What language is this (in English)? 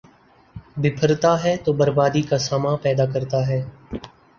Urdu